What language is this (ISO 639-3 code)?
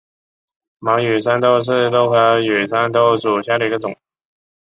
zho